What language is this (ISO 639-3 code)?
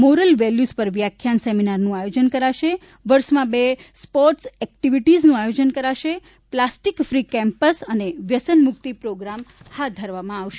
guj